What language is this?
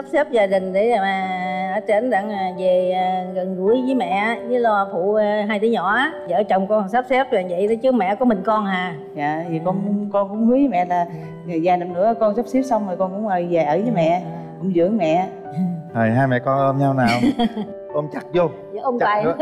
Vietnamese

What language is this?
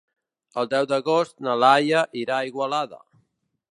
Catalan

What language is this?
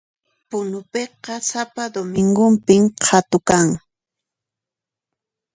Puno Quechua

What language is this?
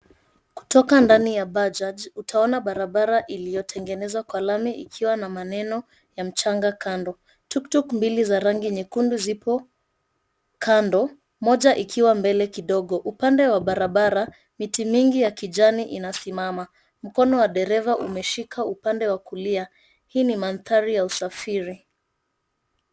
Swahili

